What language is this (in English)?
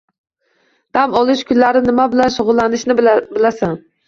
Uzbek